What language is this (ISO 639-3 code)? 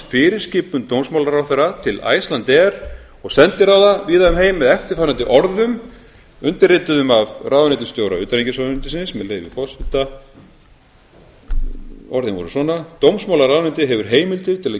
isl